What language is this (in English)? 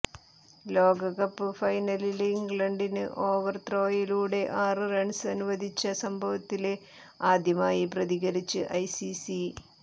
Malayalam